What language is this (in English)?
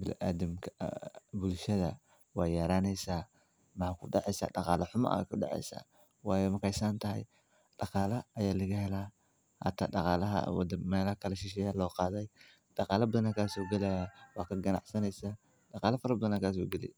Somali